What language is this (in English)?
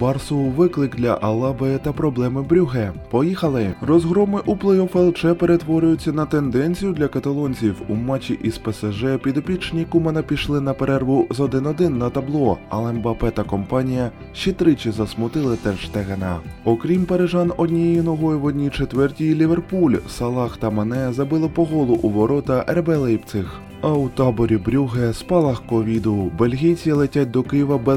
Ukrainian